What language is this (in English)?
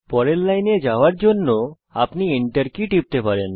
Bangla